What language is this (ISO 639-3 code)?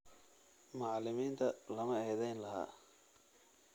som